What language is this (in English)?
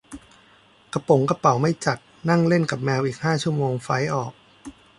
Thai